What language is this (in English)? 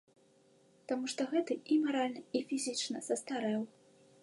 Belarusian